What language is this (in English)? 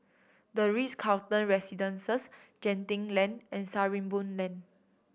English